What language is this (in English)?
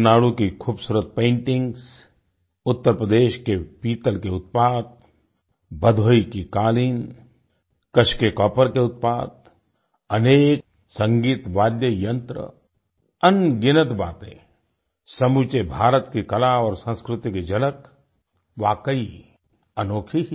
Hindi